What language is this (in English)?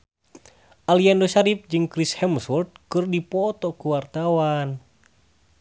Sundanese